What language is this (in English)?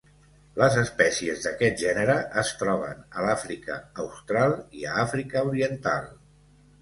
Catalan